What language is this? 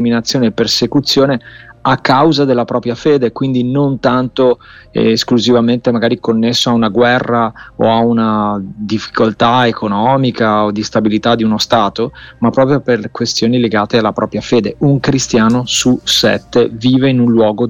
Italian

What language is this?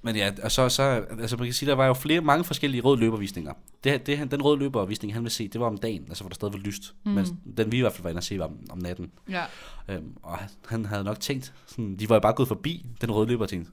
Danish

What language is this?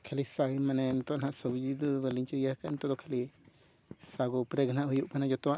Santali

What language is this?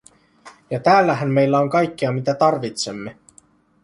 Finnish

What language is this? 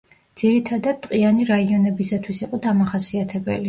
Georgian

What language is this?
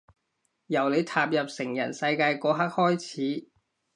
Cantonese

